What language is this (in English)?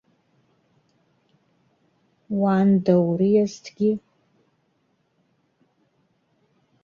Abkhazian